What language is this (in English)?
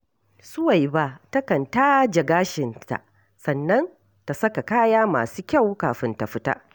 Hausa